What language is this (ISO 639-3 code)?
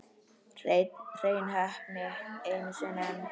isl